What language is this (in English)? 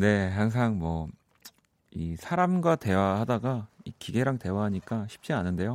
Korean